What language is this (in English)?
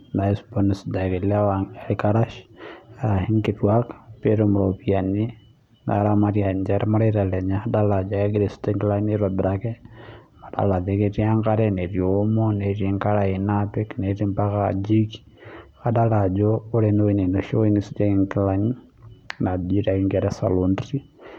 Masai